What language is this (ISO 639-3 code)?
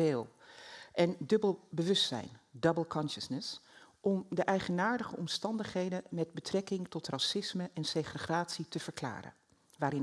nld